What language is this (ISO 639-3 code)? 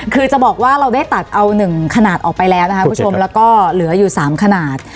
tha